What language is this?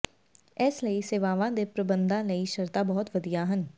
Punjabi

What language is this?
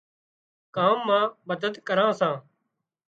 Wadiyara Koli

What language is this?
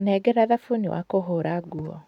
Kikuyu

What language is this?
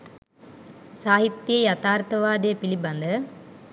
Sinhala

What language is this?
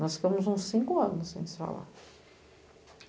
Portuguese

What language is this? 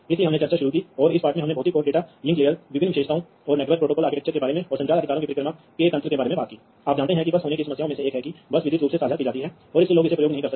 Hindi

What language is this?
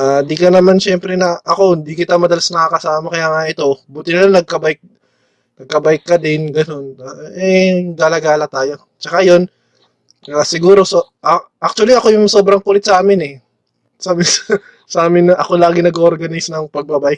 Filipino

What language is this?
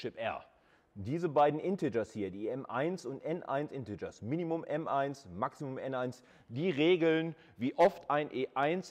German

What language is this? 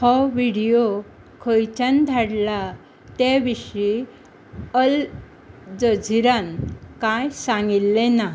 Konkani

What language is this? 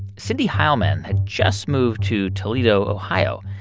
English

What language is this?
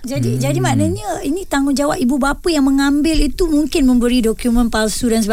Malay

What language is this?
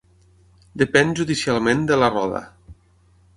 Catalan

